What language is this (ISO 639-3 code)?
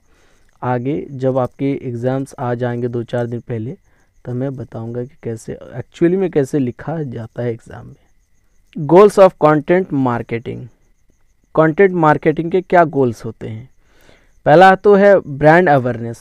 hin